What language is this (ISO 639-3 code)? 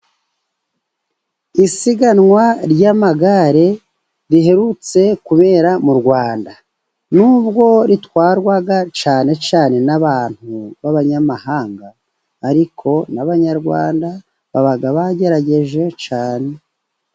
kin